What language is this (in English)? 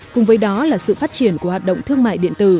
Vietnamese